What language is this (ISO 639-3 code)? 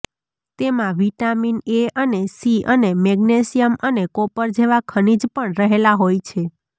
guj